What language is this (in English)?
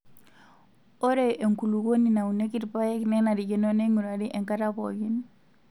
Masai